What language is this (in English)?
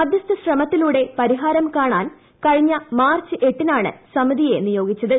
Malayalam